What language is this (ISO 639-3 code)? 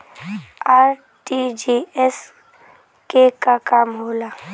bho